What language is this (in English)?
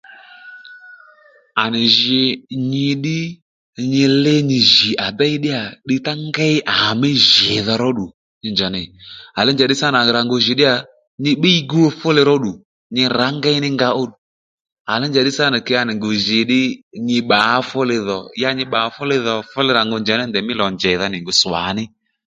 Lendu